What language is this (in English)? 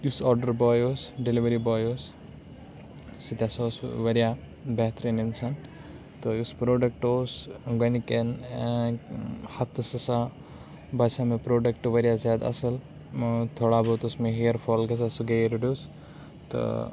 Kashmiri